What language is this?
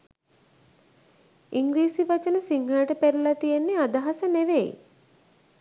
Sinhala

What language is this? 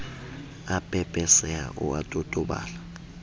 Southern Sotho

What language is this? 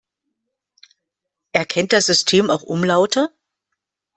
German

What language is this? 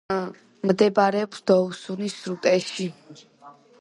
Georgian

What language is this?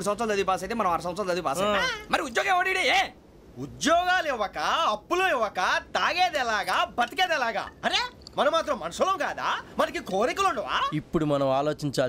Indonesian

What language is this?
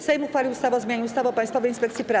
Polish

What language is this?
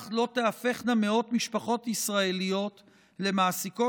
Hebrew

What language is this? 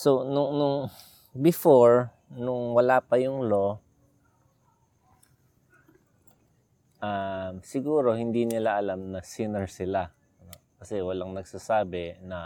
Filipino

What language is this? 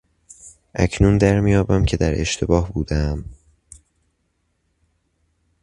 Persian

